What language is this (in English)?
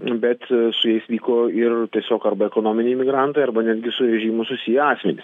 Lithuanian